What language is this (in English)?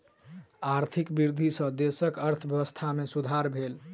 Maithili